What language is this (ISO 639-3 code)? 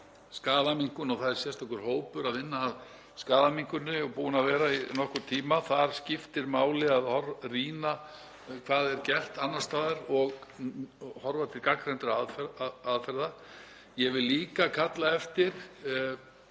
isl